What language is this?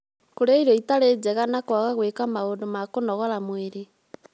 Kikuyu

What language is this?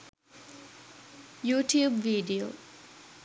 Sinhala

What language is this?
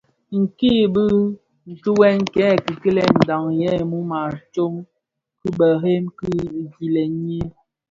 Bafia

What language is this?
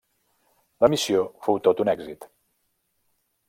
Catalan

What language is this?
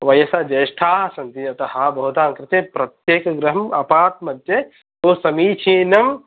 Sanskrit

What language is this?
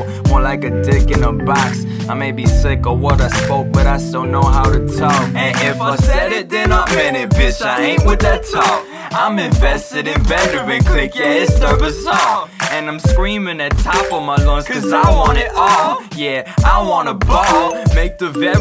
English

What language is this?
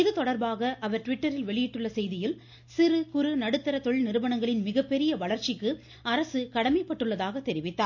Tamil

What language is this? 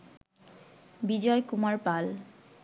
Bangla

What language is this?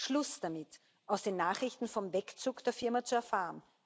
German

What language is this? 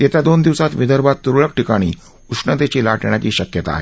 Marathi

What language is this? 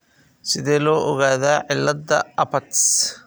Somali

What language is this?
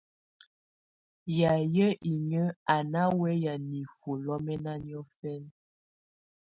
Tunen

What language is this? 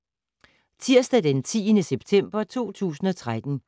Danish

